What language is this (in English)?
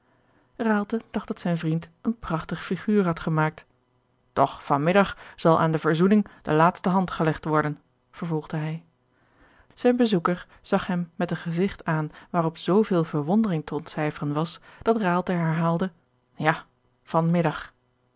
Dutch